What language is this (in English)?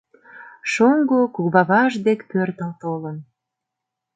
Mari